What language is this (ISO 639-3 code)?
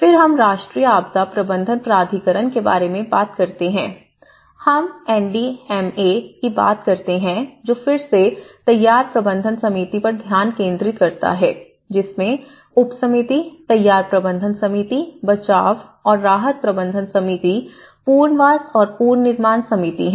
hin